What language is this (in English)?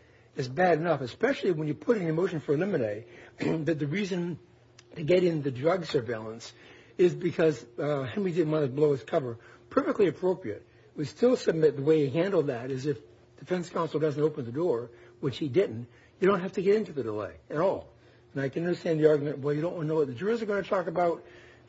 English